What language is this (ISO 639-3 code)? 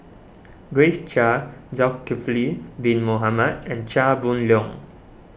eng